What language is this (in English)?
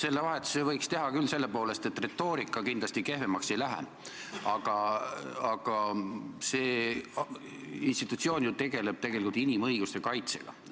Estonian